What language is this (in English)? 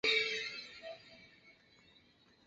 Chinese